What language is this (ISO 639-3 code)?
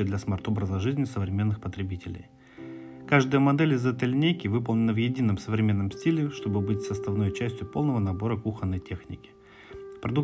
rus